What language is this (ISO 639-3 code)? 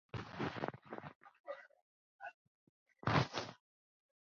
zho